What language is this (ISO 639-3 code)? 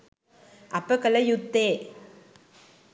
sin